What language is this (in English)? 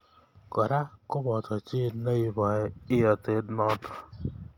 Kalenjin